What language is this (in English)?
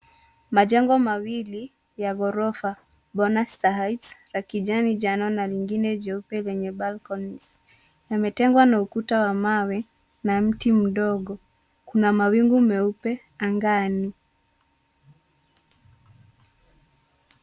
Swahili